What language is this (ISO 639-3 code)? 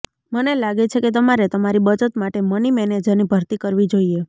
guj